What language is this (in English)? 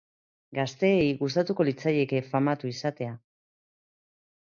Basque